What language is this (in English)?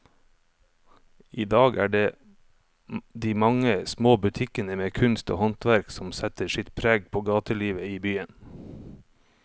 Norwegian